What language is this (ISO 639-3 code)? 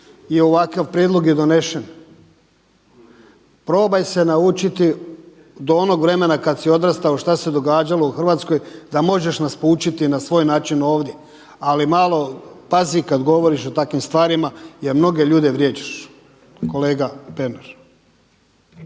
hrv